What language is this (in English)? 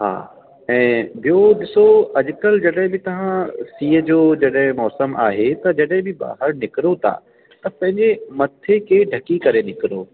Sindhi